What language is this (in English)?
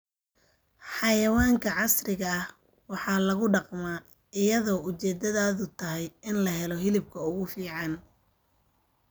Somali